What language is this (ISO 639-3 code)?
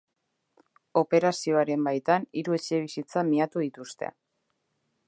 eus